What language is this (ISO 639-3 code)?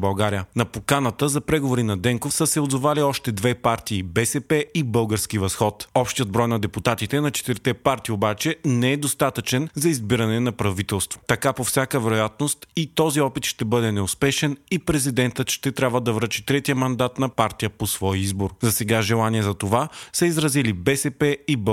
bul